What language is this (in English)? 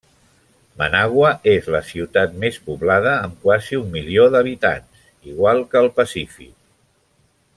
Catalan